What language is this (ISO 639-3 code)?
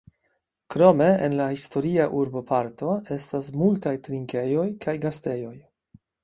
epo